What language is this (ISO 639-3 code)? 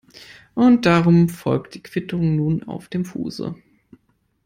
deu